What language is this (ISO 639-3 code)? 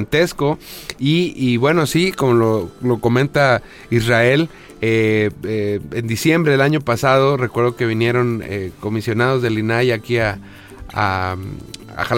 spa